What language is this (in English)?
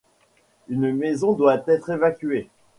French